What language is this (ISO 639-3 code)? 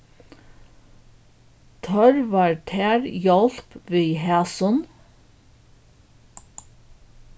fao